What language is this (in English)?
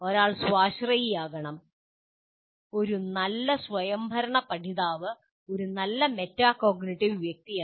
Malayalam